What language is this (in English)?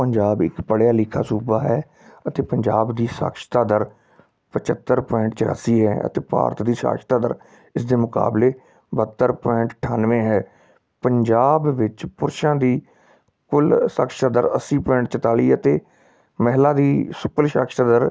Punjabi